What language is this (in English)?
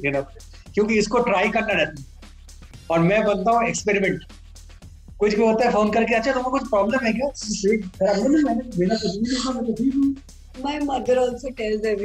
Punjabi